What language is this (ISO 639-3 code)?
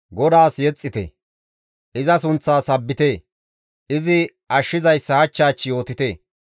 gmv